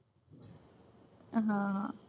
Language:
Gujarati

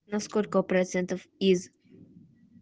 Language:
Russian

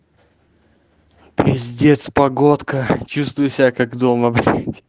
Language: Russian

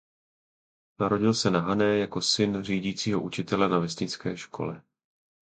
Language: Czech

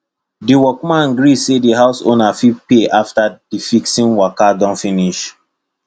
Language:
Nigerian Pidgin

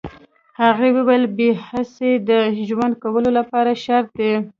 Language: Pashto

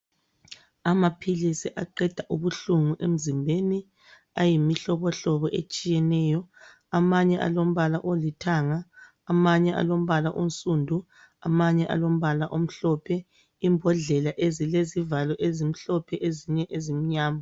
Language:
North Ndebele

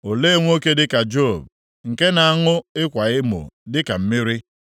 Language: Igbo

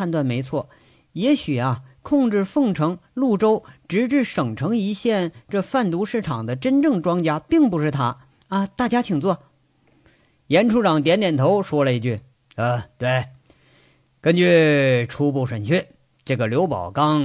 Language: Chinese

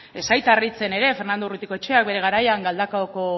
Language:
Basque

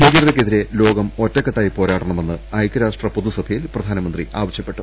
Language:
Malayalam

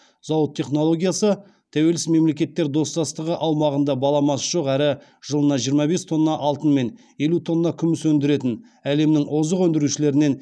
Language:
Kazakh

